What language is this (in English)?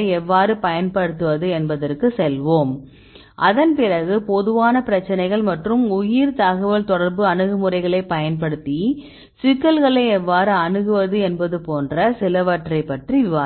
Tamil